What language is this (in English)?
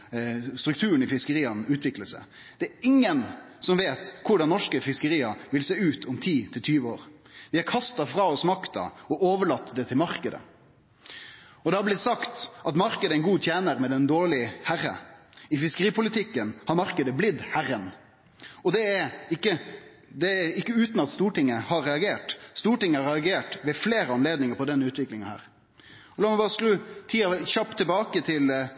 Norwegian Nynorsk